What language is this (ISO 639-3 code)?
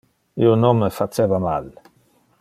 ina